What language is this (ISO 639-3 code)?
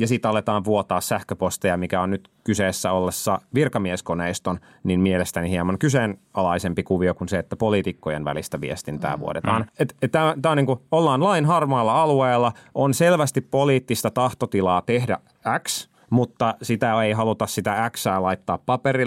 fin